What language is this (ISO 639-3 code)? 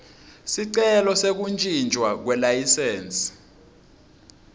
ssw